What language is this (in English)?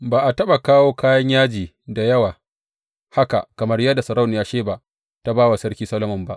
Hausa